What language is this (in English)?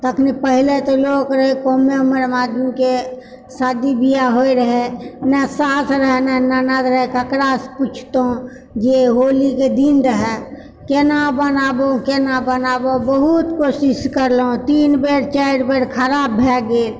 Maithili